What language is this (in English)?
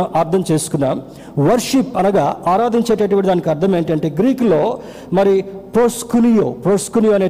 Telugu